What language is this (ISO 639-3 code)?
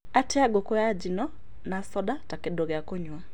kik